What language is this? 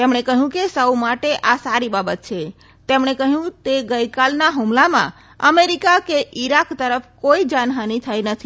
Gujarati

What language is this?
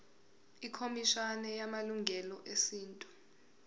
Zulu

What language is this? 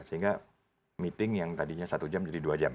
Indonesian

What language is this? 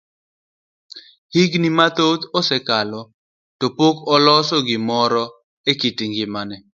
Luo (Kenya and Tanzania)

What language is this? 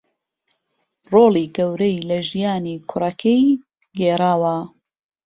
Central Kurdish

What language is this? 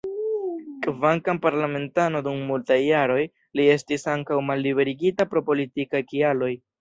Esperanto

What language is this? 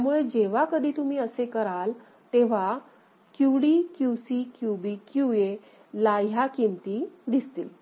Marathi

